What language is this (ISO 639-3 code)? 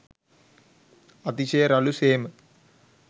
sin